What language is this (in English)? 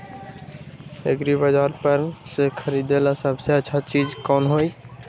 Magahi